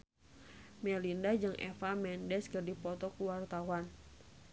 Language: Sundanese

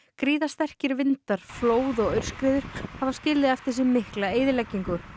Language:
Icelandic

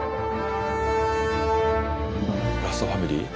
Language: Japanese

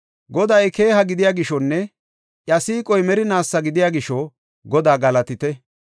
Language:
Gofa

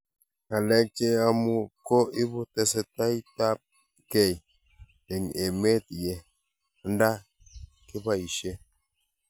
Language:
Kalenjin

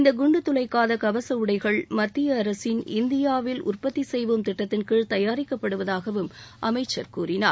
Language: Tamil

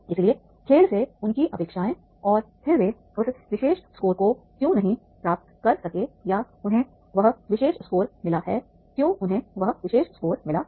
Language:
Hindi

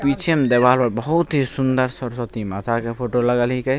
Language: Maithili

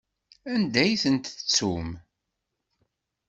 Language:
Kabyle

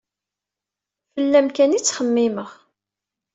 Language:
Kabyle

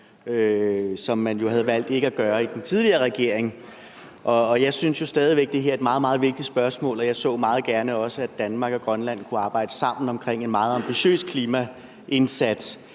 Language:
Danish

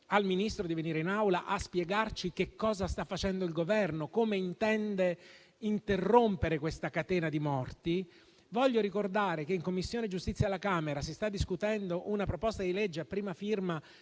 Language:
Italian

